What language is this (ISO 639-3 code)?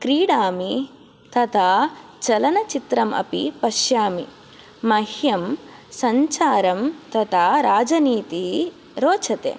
san